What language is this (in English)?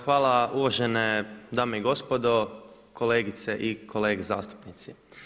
Croatian